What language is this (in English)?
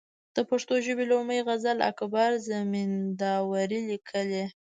Pashto